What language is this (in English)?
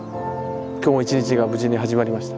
Japanese